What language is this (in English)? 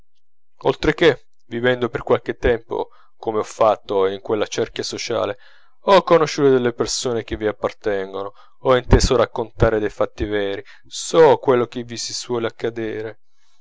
Italian